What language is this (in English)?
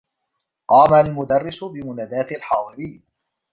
Arabic